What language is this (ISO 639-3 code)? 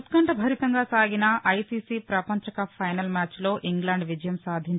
tel